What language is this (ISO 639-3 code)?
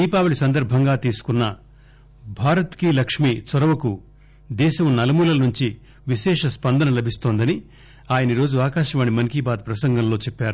tel